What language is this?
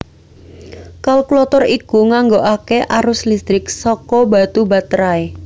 Javanese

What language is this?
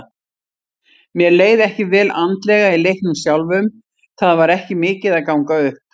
Icelandic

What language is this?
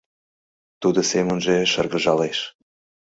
Mari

